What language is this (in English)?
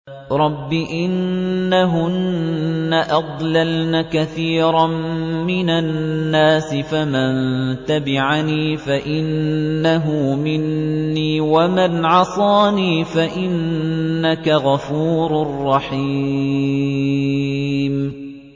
Arabic